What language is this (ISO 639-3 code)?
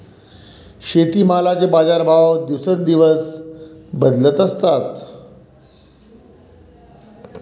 mar